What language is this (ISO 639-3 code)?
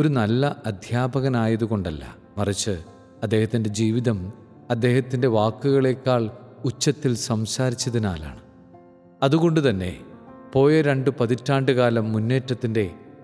mal